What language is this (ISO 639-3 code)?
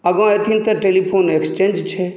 mai